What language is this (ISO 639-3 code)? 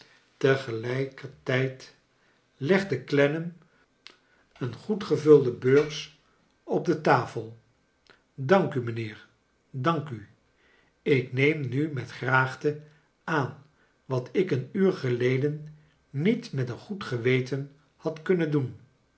nld